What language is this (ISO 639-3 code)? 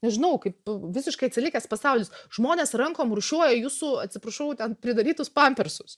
lit